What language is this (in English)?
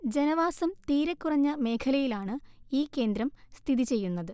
Malayalam